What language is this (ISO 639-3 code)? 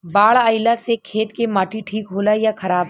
bho